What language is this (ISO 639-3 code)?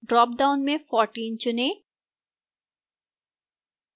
hin